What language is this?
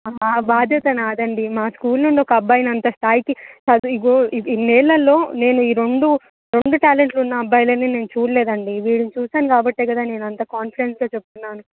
Telugu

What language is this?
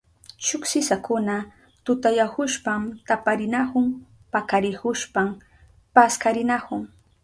Southern Pastaza Quechua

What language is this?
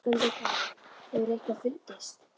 Icelandic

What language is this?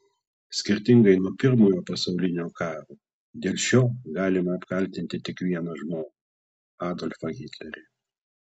Lithuanian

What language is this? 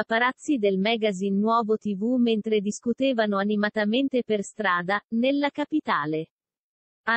Italian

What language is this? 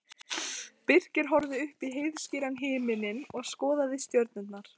Icelandic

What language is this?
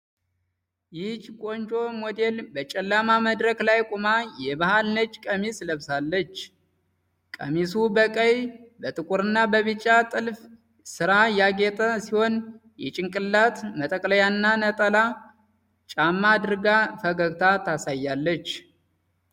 Amharic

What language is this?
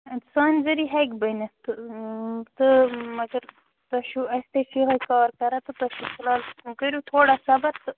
Kashmiri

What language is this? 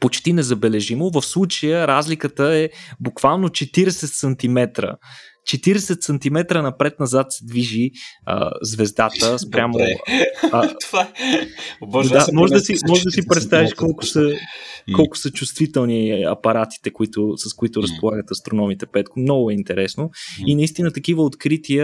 Bulgarian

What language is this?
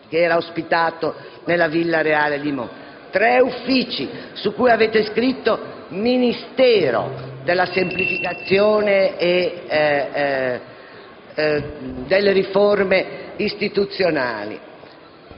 Italian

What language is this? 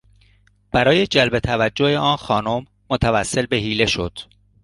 Persian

